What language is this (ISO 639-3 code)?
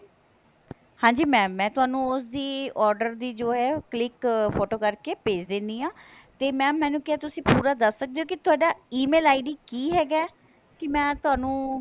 pan